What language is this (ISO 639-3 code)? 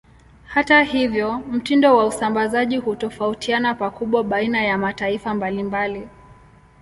swa